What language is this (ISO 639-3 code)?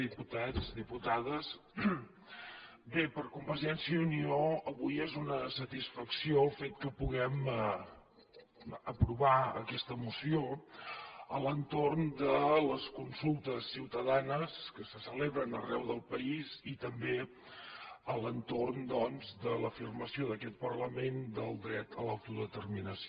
cat